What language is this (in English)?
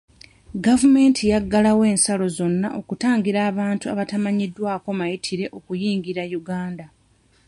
Ganda